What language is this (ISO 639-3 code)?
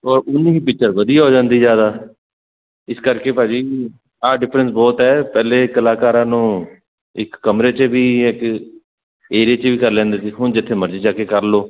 pan